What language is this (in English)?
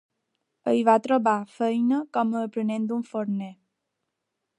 Catalan